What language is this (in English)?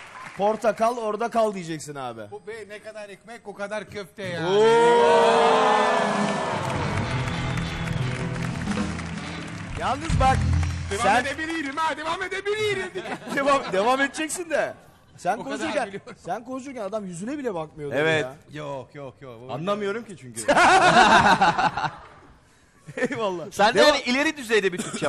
Turkish